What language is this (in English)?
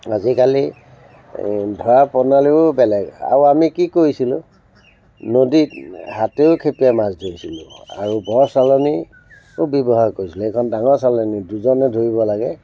Assamese